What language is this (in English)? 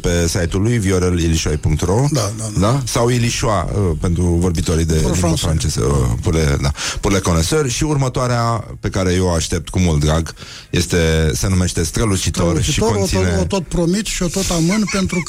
Romanian